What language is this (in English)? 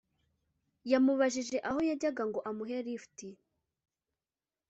Kinyarwanda